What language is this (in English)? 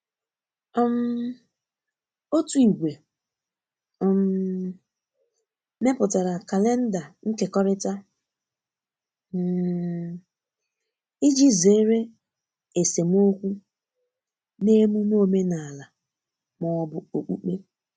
Igbo